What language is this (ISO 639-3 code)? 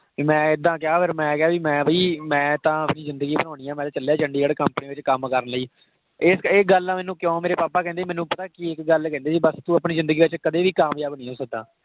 pan